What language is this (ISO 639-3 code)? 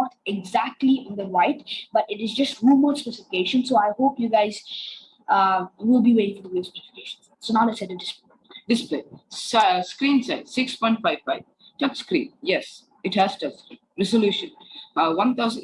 eng